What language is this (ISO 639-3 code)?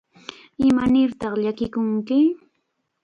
qxa